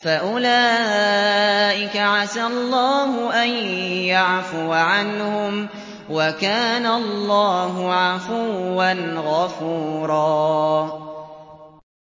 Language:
Arabic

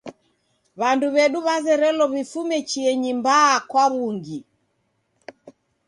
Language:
Taita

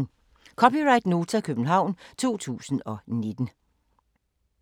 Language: Danish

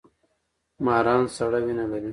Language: Pashto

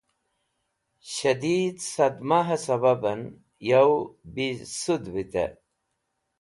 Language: Wakhi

